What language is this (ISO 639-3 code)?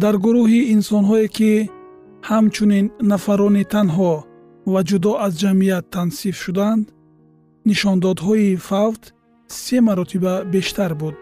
fas